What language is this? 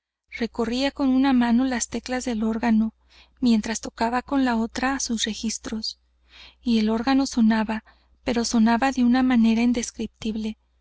Spanish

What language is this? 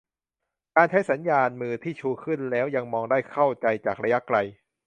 Thai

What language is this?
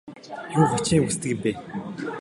Mongolian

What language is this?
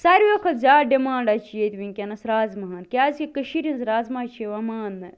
Kashmiri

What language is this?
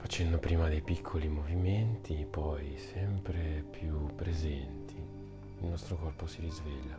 Italian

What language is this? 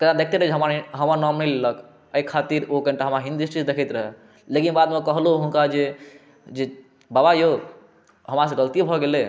Maithili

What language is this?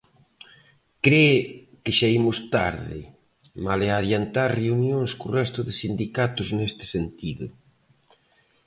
Galician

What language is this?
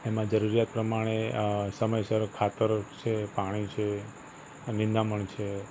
Gujarati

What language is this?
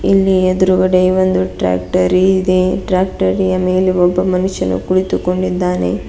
Kannada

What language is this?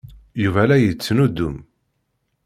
Kabyle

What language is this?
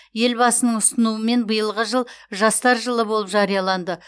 Kazakh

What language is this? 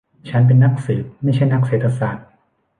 Thai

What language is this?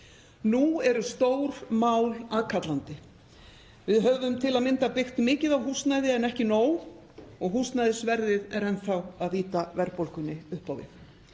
Icelandic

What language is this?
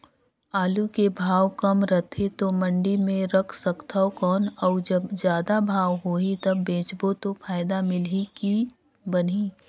Chhattisgarhi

